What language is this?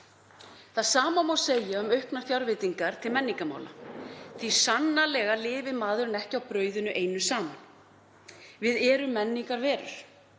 Icelandic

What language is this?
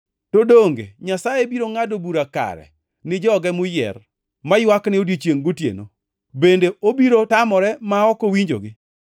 Luo (Kenya and Tanzania)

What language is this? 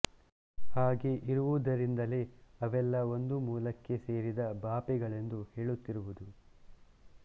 Kannada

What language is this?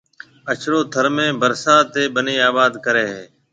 Marwari (Pakistan)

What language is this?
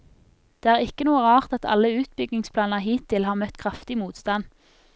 Norwegian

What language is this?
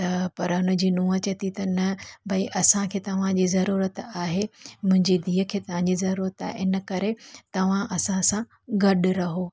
Sindhi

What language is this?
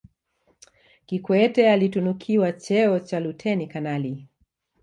Swahili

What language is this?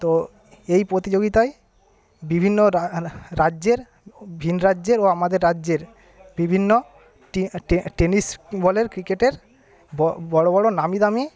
Bangla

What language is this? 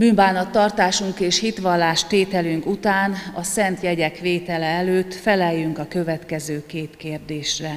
Hungarian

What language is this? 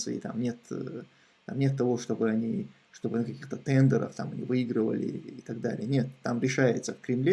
Russian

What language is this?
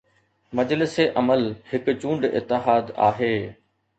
Sindhi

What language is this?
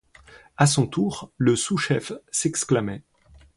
French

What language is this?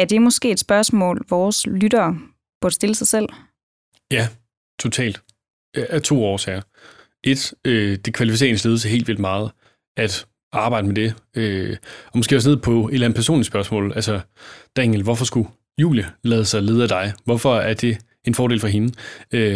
Danish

